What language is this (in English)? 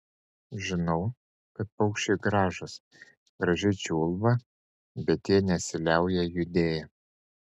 Lithuanian